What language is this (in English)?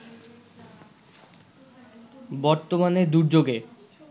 Bangla